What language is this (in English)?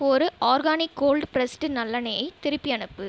Tamil